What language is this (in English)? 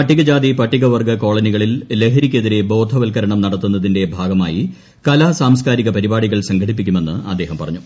Malayalam